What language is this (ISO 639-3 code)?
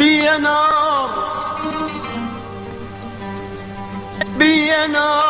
ara